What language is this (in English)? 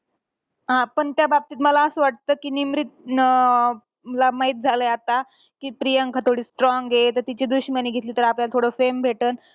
Marathi